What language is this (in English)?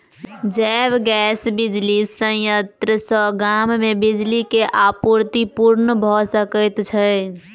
Maithili